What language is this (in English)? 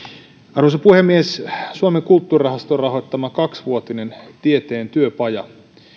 Finnish